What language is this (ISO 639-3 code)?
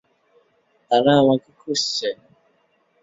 ben